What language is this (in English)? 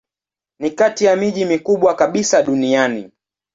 Swahili